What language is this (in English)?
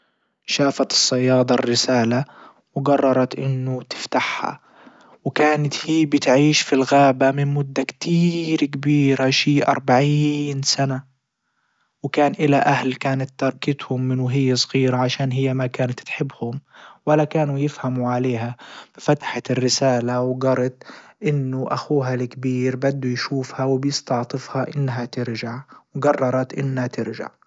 Libyan Arabic